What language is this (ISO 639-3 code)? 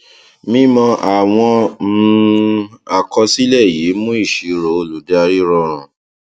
yor